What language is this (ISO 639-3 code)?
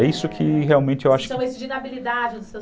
por